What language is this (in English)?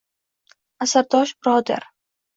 Uzbek